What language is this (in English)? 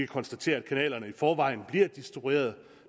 Danish